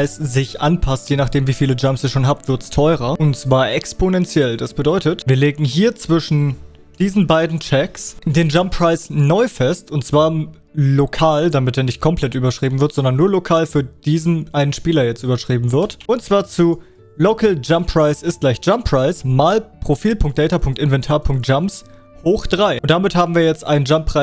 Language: German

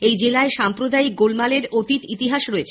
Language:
Bangla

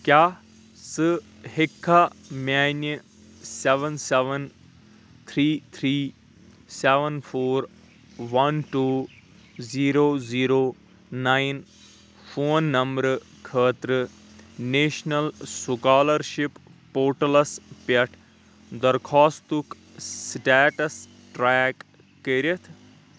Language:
Kashmiri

